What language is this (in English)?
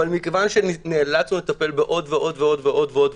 Hebrew